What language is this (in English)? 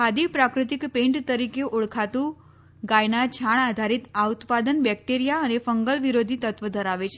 Gujarati